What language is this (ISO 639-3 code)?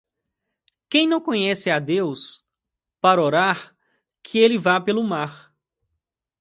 por